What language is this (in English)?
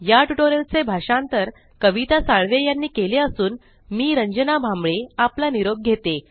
Marathi